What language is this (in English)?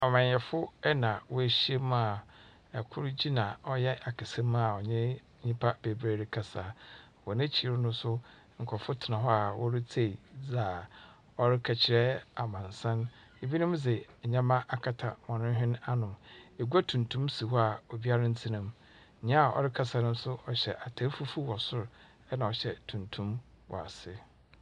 Akan